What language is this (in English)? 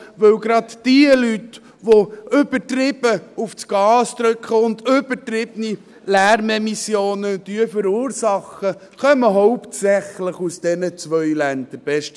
Swiss German